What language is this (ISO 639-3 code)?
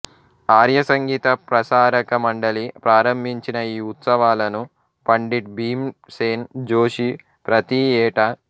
tel